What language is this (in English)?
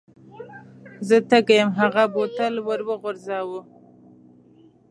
Pashto